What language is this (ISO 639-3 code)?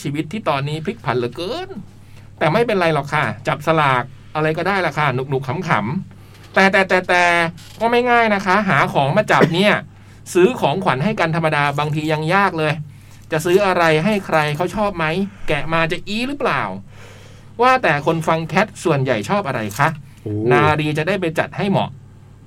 tha